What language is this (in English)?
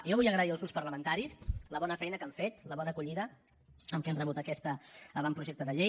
Catalan